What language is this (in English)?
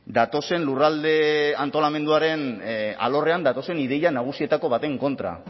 Basque